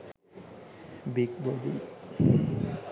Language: Sinhala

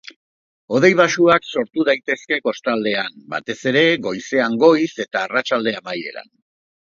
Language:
Basque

